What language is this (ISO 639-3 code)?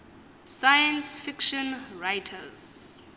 xho